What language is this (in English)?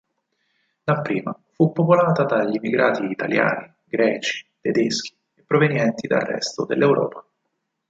Italian